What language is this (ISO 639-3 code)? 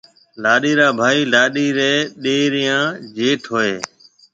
mve